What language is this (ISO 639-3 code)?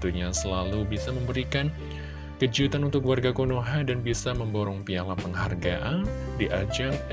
ind